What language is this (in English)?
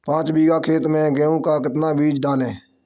Hindi